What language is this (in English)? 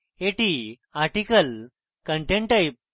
Bangla